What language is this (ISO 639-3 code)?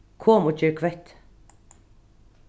fao